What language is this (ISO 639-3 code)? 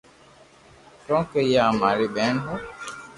lrk